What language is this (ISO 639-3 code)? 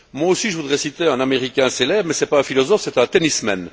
fra